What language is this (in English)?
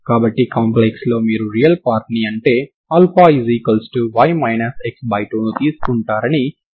Telugu